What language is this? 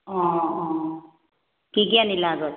Assamese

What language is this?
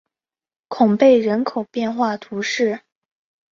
Chinese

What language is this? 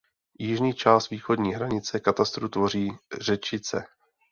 Czech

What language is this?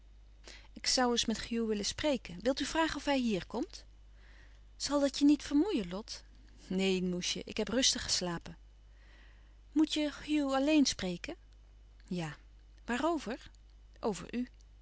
Dutch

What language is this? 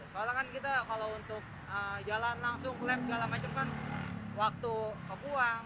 Indonesian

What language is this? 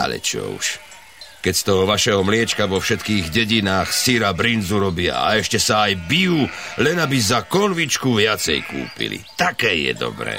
Slovak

